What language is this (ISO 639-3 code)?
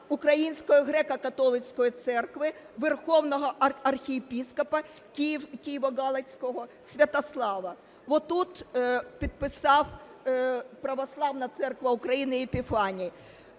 ukr